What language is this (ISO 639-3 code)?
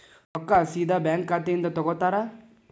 kan